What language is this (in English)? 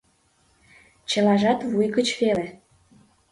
Mari